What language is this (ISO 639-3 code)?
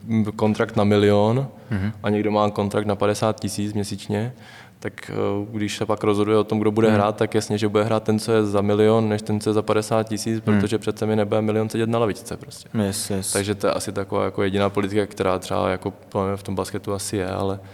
ces